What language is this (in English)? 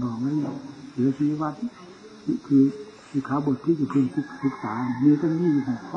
Thai